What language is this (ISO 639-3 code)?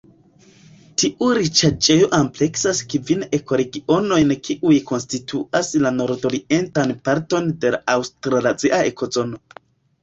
epo